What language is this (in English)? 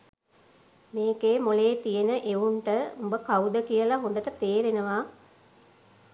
Sinhala